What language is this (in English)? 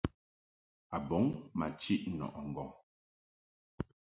Mungaka